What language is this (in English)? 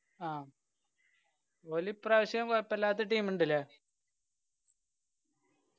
Malayalam